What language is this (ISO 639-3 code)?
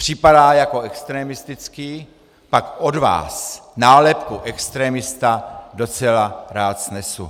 ces